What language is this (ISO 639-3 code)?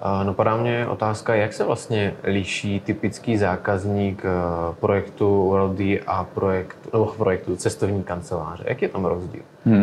ces